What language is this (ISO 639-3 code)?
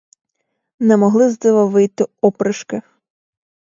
ukr